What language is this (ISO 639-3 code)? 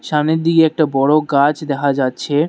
ben